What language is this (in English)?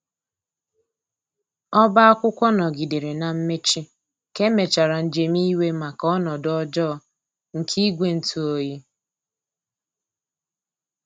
Igbo